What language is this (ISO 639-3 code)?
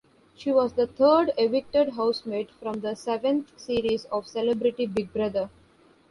eng